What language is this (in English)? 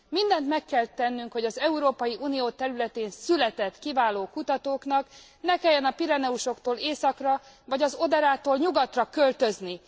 Hungarian